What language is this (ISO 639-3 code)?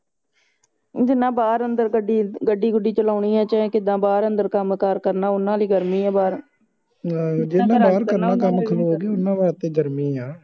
pan